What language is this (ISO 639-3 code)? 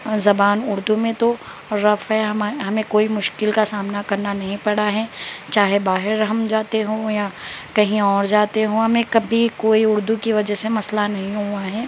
urd